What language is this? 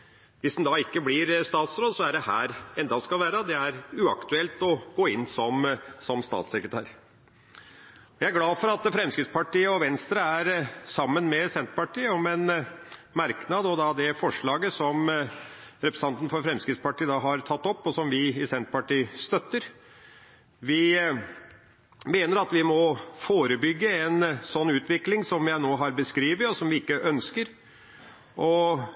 Norwegian Bokmål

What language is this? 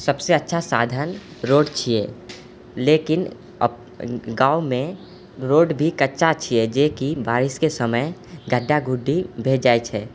Maithili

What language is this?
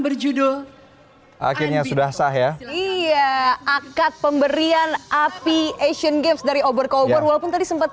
Indonesian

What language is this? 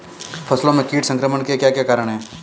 Hindi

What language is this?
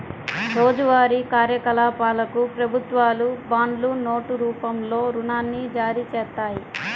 Telugu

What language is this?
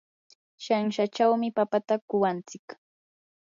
Yanahuanca Pasco Quechua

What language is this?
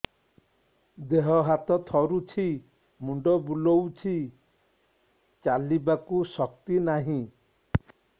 Odia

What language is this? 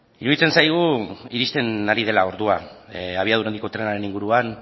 Basque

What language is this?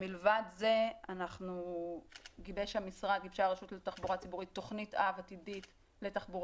Hebrew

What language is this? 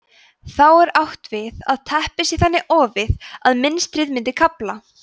Icelandic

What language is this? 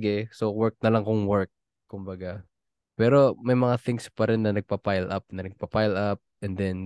Filipino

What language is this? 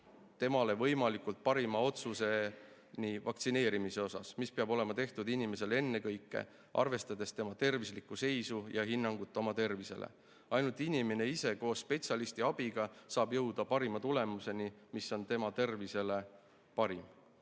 Estonian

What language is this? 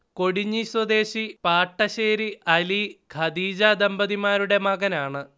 Malayalam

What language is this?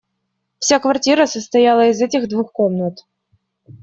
Russian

